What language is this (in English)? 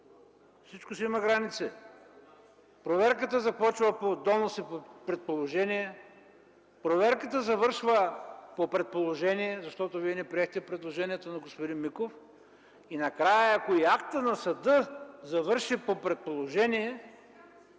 Bulgarian